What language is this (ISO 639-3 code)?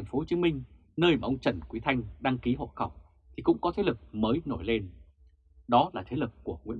vie